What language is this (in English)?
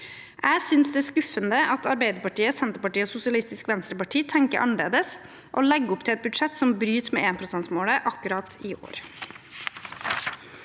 Norwegian